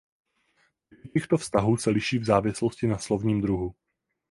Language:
Czech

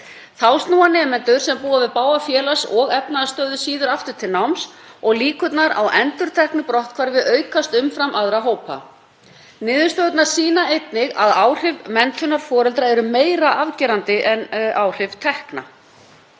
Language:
Icelandic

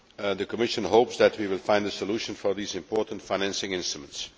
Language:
English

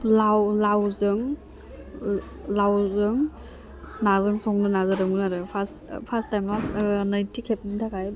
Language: Bodo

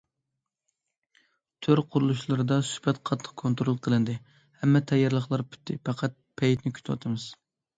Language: Uyghur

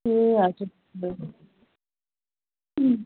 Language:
Nepali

